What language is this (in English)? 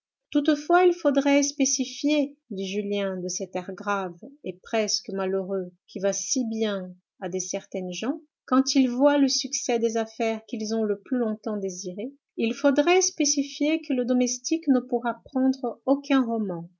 French